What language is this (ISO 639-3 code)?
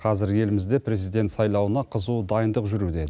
kaz